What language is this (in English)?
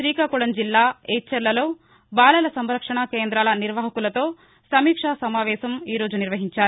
Telugu